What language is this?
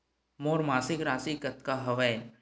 Chhattisgarhi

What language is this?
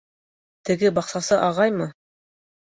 Bashkir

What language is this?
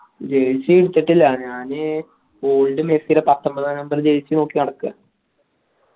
Malayalam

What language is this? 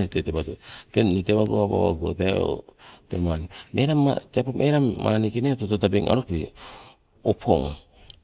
Sibe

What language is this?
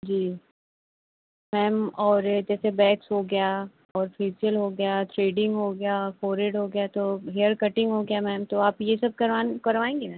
Hindi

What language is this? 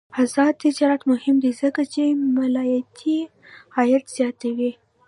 Pashto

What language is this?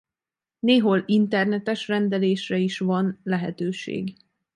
Hungarian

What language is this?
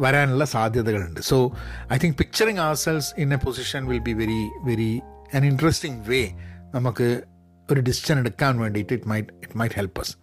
Malayalam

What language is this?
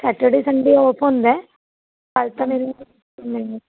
Punjabi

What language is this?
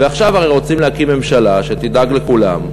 Hebrew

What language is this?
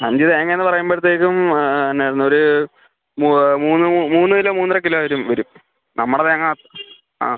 Malayalam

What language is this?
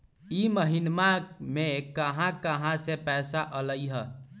Magahi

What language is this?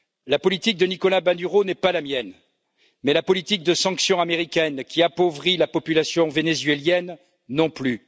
French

